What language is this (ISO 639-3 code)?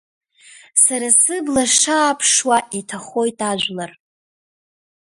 abk